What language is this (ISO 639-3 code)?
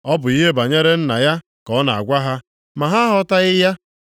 ibo